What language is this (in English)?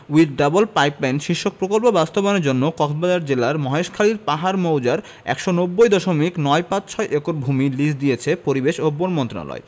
Bangla